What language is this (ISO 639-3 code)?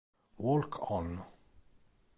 ita